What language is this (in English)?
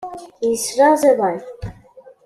Kabyle